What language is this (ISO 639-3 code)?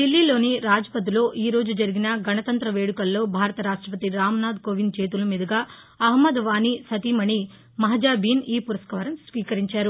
tel